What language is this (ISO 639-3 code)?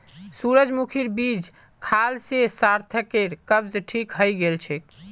mag